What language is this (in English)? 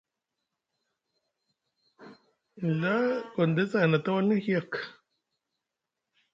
Musgu